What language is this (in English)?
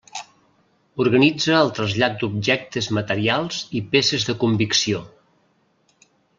Catalan